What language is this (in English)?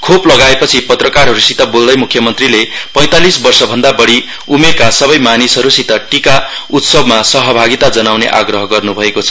Nepali